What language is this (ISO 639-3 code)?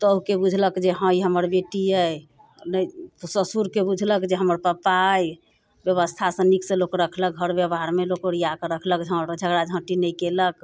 mai